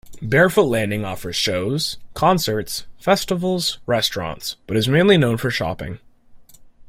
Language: English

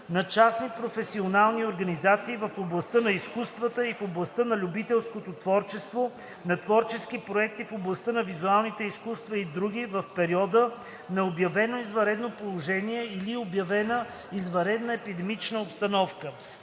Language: Bulgarian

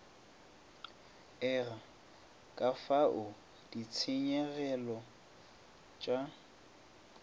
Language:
Northern Sotho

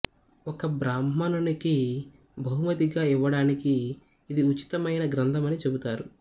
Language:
Telugu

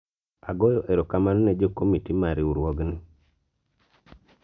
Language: Luo (Kenya and Tanzania)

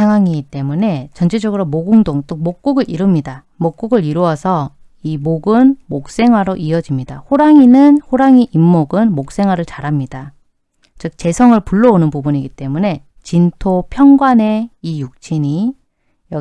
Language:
Korean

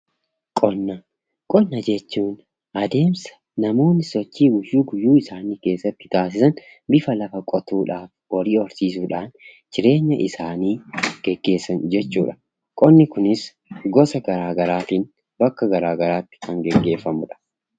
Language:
Oromo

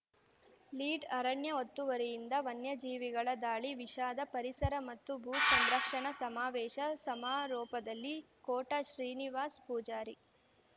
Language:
Kannada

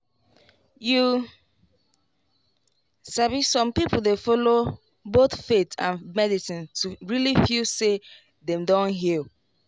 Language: Nigerian Pidgin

